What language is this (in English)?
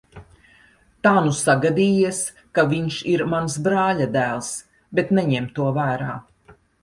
Latvian